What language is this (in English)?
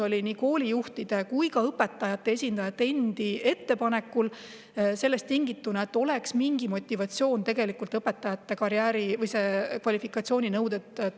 Estonian